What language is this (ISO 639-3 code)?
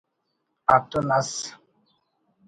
brh